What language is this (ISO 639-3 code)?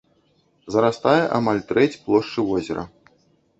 bel